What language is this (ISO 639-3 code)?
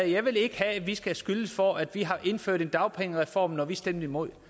dan